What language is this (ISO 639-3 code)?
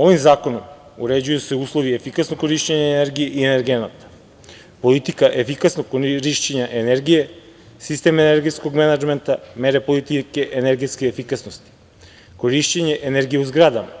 srp